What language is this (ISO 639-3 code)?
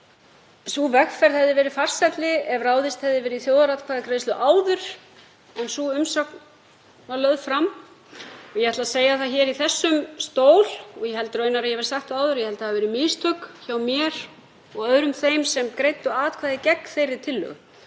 isl